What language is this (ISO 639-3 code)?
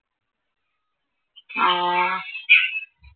mal